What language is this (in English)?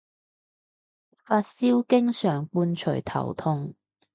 Cantonese